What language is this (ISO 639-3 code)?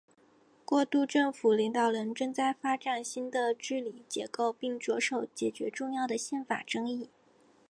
zho